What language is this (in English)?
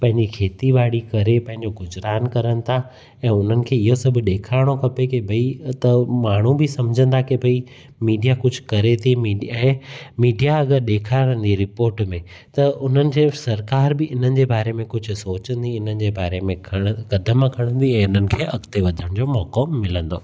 Sindhi